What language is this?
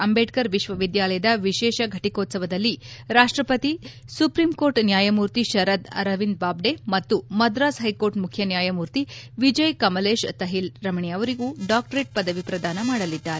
Kannada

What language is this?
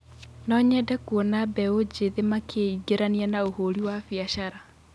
Kikuyu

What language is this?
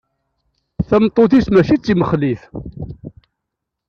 Kabyle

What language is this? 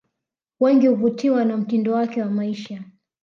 Swahili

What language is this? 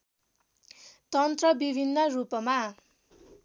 Nepali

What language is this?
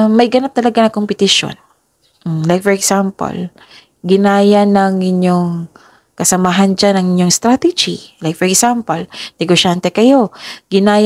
Filipino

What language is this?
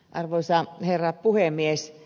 Finnish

